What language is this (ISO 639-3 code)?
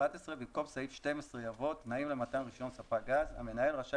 heb